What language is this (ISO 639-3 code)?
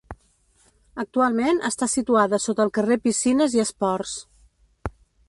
cat